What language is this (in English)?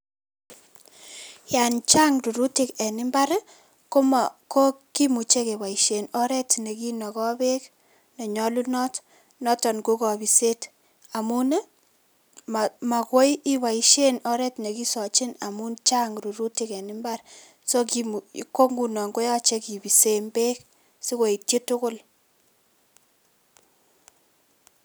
Kalenjin